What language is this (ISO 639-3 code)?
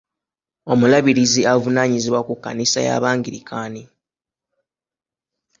lug